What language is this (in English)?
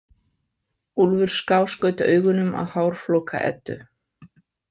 Icelandic